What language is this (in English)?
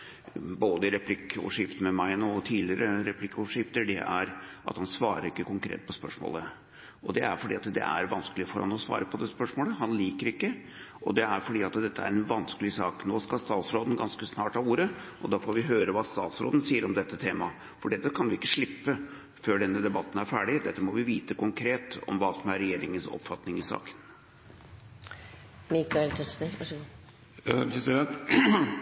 Norwegian Bokmål